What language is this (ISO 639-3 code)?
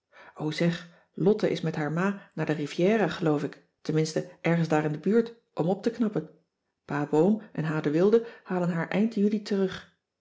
nld